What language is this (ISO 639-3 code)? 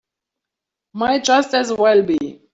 eng